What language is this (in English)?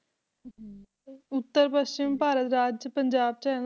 Punjabi